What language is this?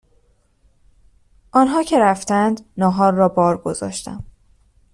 Persian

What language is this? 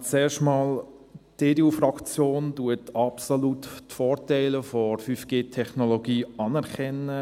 Swiss German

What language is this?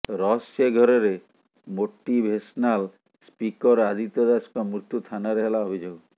Odia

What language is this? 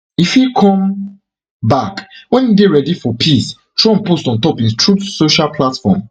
Nigerian Pidgin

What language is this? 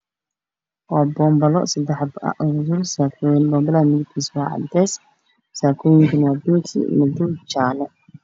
Somali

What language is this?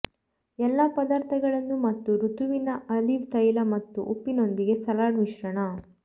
Kannada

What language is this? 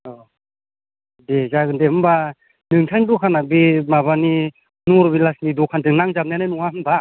Bodo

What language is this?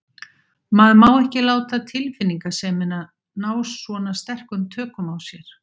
Icelandic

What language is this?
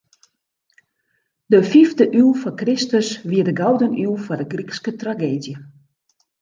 Western Frisian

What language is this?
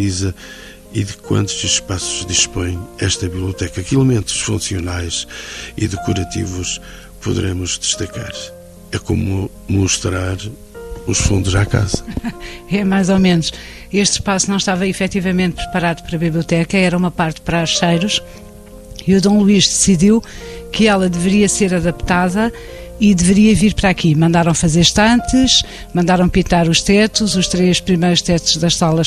Portuguese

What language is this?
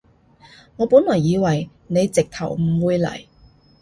Cantonese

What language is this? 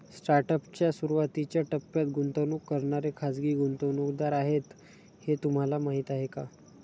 Marathi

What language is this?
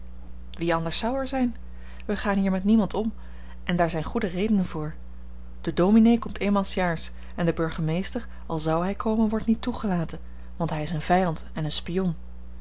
Dutch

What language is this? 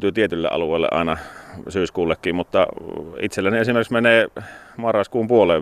Finnish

